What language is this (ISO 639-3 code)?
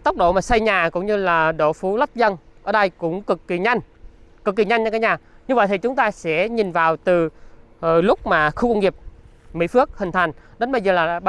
vie